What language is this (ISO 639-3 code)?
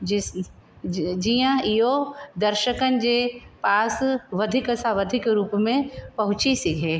snd